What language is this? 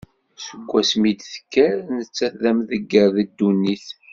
Kabyle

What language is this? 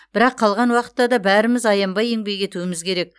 Kazakh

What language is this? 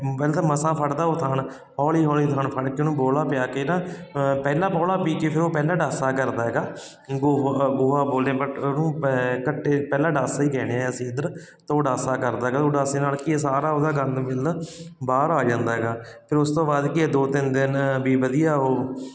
Punjabi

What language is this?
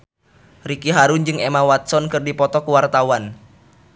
Sundanese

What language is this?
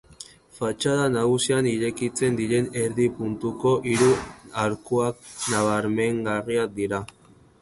Basque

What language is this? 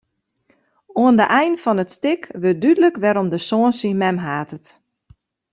Western Frisian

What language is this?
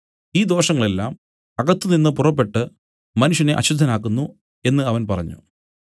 Malayalam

